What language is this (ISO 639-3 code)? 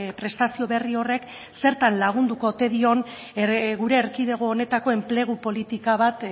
eus